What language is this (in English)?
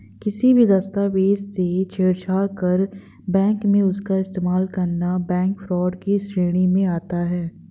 Hindi